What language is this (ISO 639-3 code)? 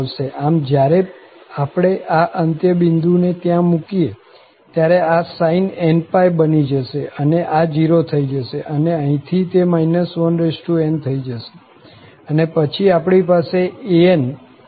guj